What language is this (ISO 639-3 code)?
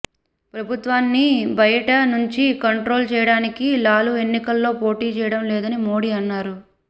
tel